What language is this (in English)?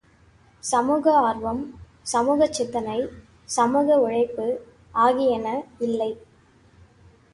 Tamil